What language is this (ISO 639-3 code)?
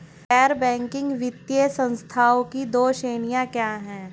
hin